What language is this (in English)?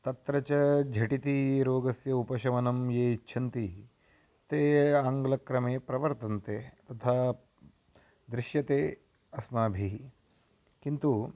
Sanskrit